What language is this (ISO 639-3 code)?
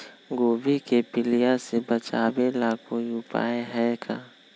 mag